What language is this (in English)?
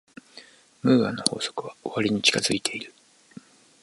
Japanese